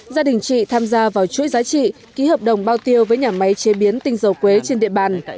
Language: Vietnamese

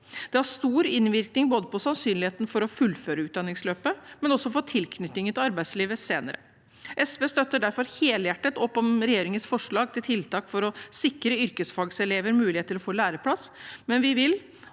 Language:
Norwegian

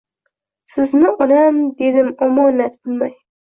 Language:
Uzbek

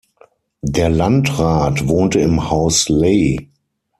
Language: German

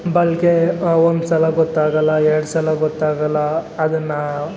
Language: Kannada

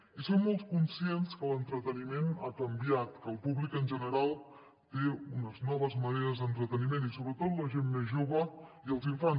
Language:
Catalan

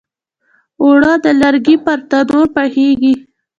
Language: Pashto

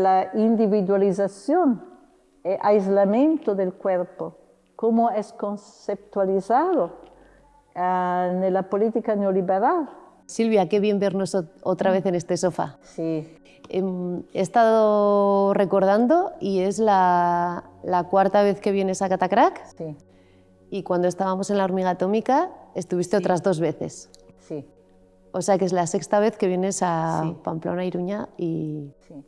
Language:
Spanish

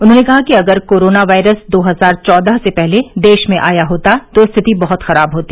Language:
Hindi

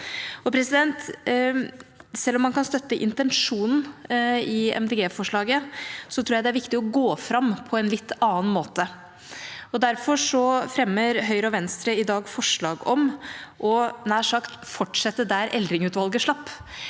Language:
Norwegian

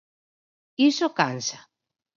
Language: Galician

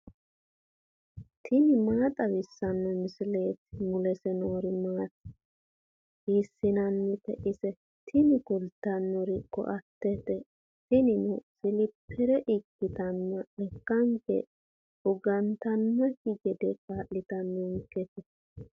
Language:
Sidamo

